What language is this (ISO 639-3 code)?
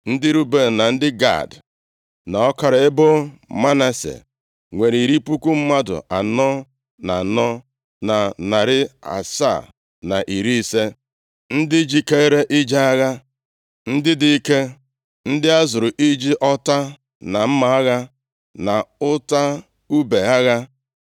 ibo